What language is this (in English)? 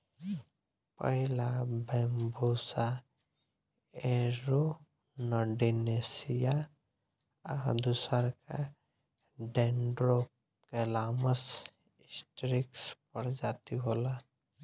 Bhojpuri